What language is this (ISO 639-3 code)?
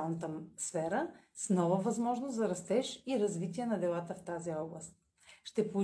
bul